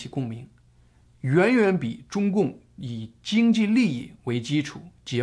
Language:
Chinese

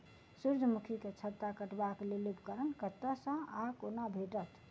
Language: Maithili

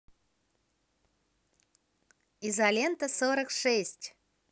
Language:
Russian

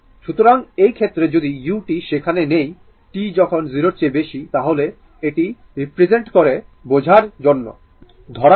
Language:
Bangla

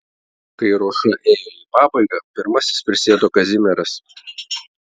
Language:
Lithuanian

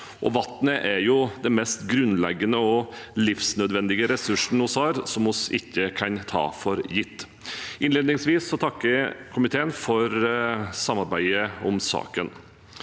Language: Norwegian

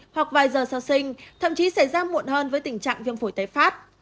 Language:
Vietnamese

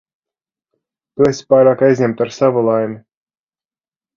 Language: Latvian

